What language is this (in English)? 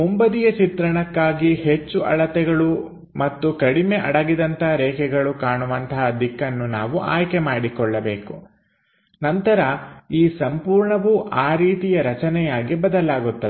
Kannada